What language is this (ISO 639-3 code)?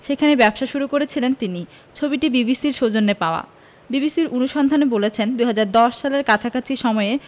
ben